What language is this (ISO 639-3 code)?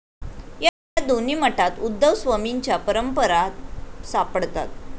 mar